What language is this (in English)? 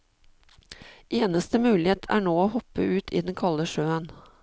Norwegian